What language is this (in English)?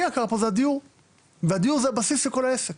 Hebrew